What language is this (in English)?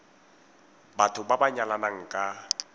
Tswana